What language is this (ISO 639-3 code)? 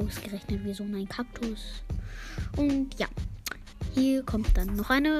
deu